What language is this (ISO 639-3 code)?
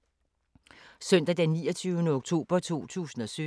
dan